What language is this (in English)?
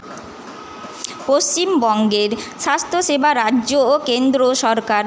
Bangla